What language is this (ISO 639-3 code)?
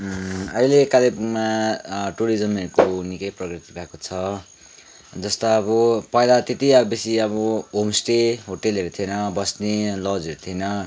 nep